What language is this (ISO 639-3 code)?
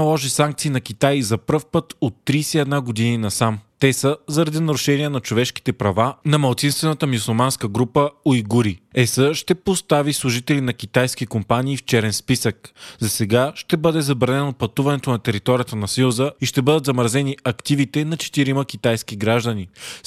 bul